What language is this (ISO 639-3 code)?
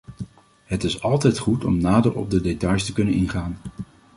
nld